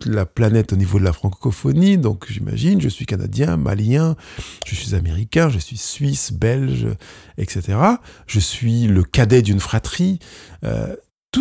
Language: French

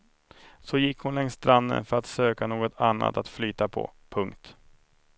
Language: Swedish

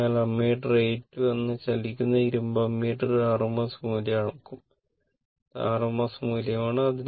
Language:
Malayalam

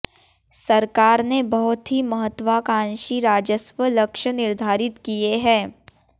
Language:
Hindi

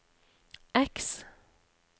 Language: Norwegian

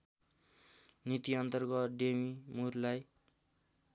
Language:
Nepali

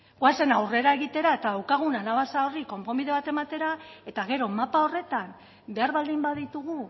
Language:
Basque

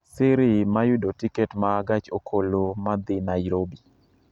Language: Luo (Kenya and Tanzania)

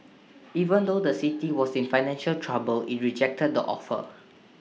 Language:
English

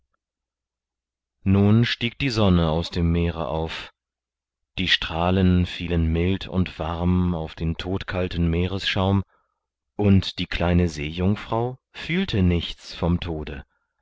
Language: German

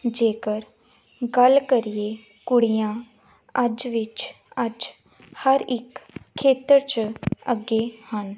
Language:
Punjabi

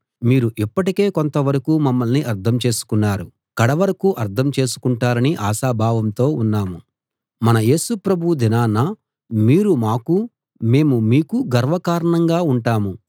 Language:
Telugu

